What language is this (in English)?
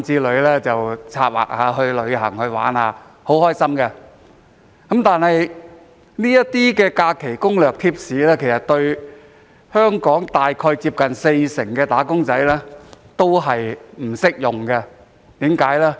Cantonese